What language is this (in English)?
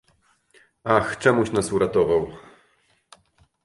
Polish